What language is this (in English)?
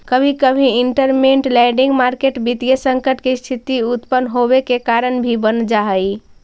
Magahi